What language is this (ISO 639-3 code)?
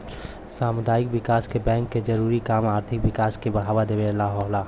bho